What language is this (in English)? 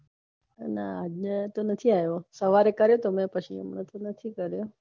Gujarati